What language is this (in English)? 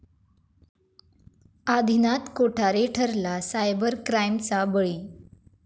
Marathi